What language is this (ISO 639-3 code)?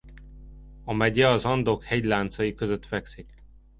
hun